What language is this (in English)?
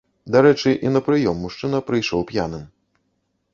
Belarusian